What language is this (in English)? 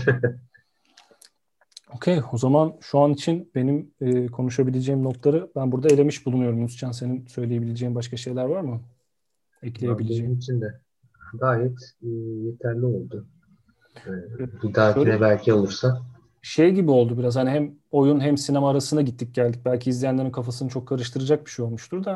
Turkish